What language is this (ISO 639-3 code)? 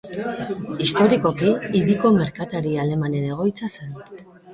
eus